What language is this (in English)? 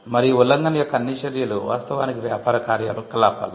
Telugu